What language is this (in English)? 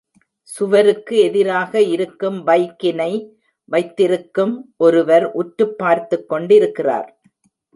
Tamil